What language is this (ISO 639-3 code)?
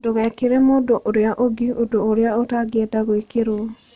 kik